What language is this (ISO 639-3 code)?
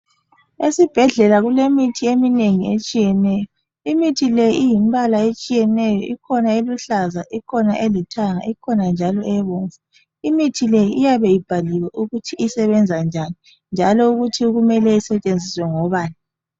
nde